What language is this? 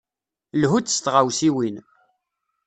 Kabyle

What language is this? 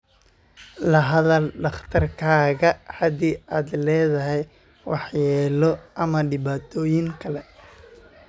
Somali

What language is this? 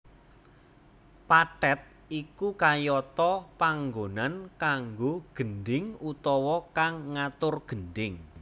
Javanese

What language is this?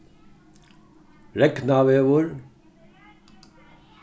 Faroese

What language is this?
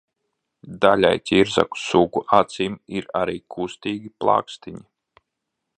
Latvian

